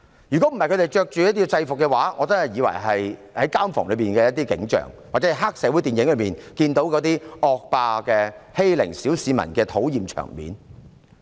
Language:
Cantonese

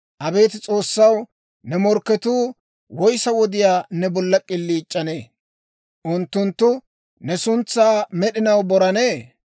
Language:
Dawro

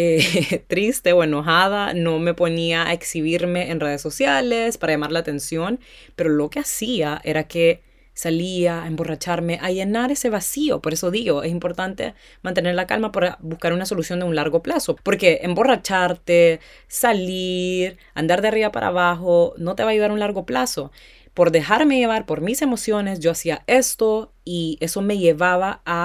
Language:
Spanish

